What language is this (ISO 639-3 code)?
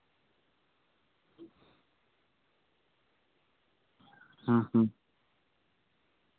sat